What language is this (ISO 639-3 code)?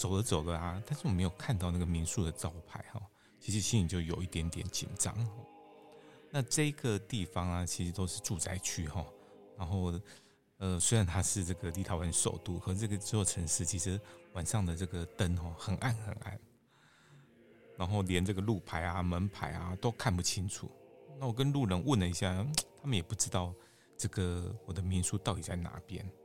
zho